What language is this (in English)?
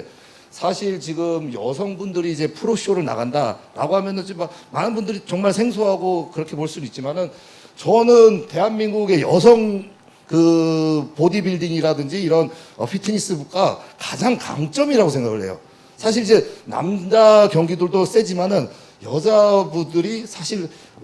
Korean